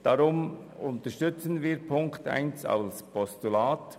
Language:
Swiss German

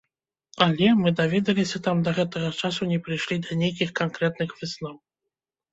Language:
Belarusian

